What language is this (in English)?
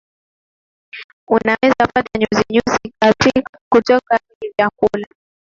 Swahili